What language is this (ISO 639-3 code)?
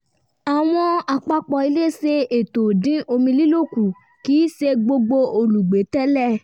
yor